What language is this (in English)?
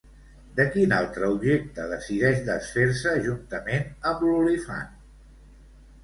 Catalan